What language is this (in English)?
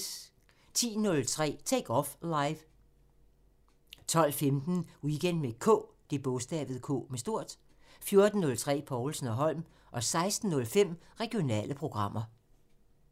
Danish